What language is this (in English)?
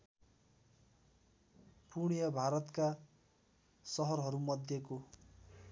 Nepali